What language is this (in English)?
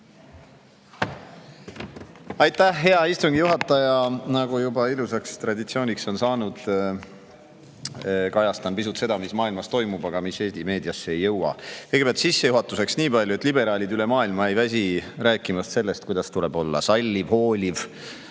Estonian